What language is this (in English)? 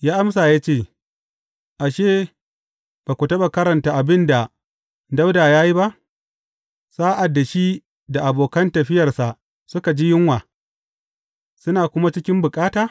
Hausa